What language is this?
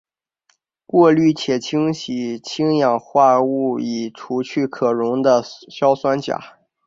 Chinese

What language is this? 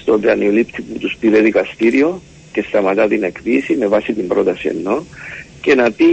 Greek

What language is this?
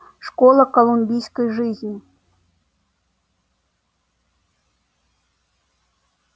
Russian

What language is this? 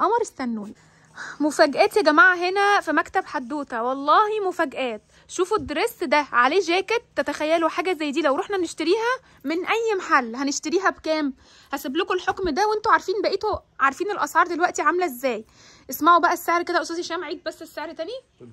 Arabic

